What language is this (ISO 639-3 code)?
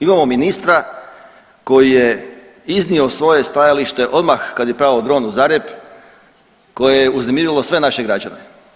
hrv